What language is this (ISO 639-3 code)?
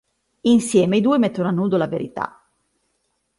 ita